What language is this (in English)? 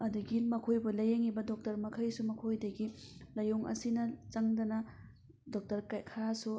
Manipuri